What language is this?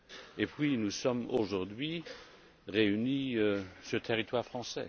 French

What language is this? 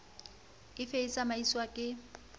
Southern Sotho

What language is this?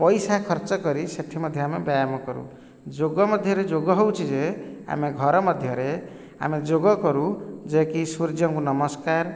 Odia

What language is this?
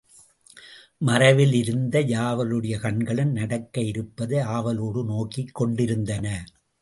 Tamil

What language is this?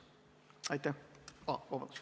Estonian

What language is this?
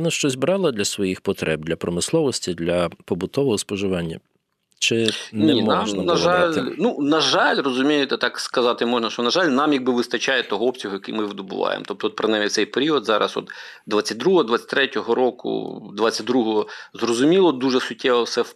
Ukrainian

